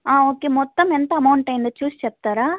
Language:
Telugu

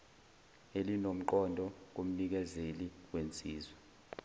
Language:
Zulu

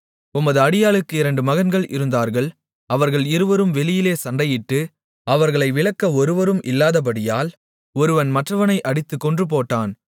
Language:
Tamil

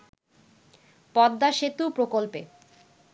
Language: Bangla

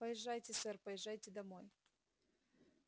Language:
Russian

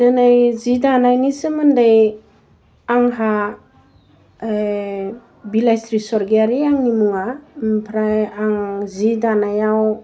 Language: Bodo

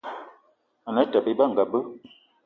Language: Eton (Cameroon)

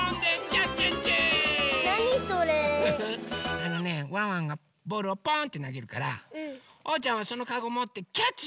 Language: Japanese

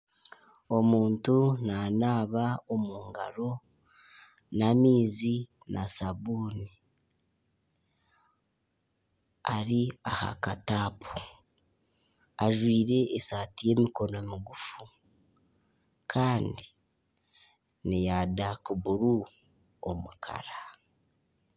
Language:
Nyankole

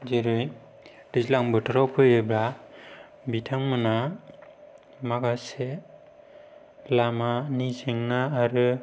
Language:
Bodo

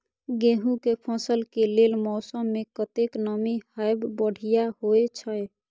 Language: Maithili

